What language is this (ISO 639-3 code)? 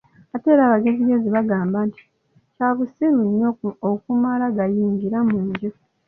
lug